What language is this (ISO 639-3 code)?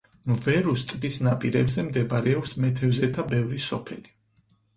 kat